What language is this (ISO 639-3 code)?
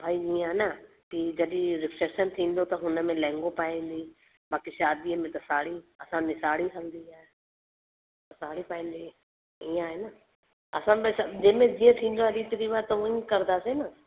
snd